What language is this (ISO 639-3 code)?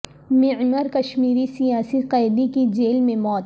urd